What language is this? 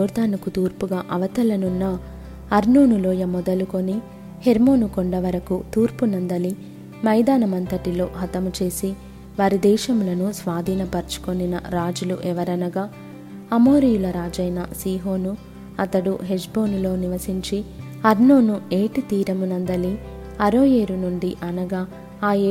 Telugu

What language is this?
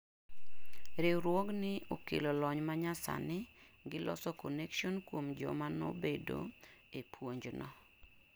Luo (Kenya and Tanzania)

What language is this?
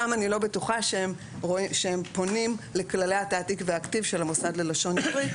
Hebrew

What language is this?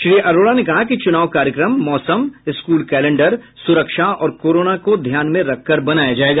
Hindi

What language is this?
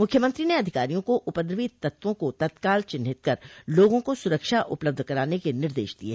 Hindi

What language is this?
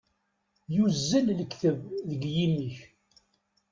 Kabyle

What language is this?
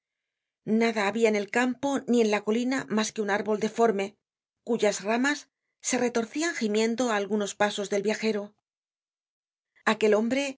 Spanish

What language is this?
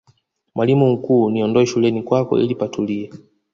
Swahili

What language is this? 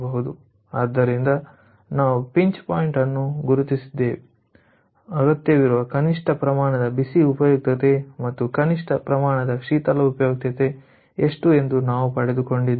Kannada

